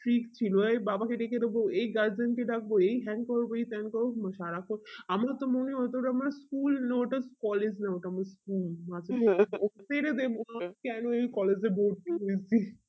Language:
Bangla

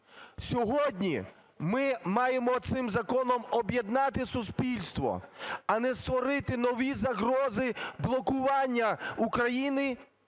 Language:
Ukrainian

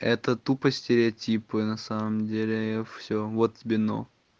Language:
Russian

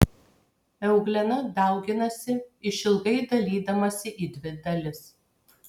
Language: Lithuanian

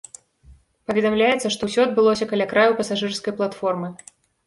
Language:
Belarusian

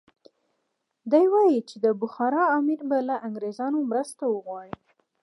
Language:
Pashto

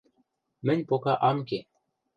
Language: Western Mari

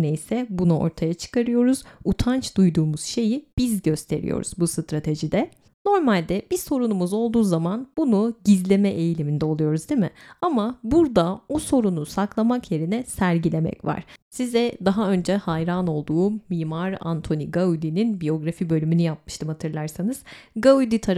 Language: Turkish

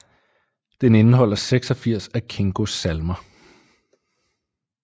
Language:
Danish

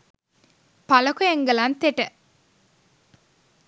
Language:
Sinhala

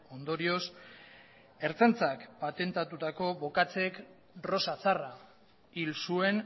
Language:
Basque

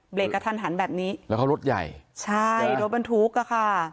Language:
Thai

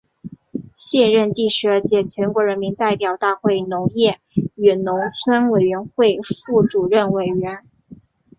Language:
Chinese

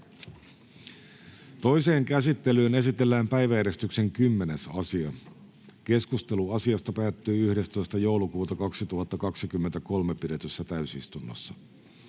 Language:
Finnish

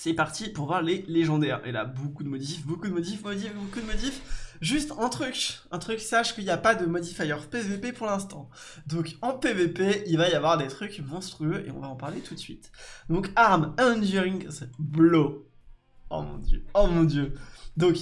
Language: French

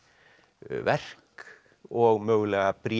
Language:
Icelandic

